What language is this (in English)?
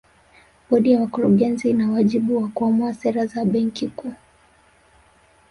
Swahili